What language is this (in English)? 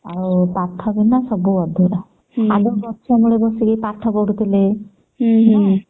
Odia